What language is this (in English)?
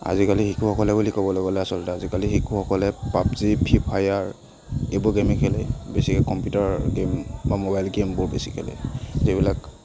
Assamese